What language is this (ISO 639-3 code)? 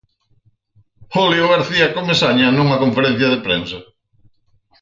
glg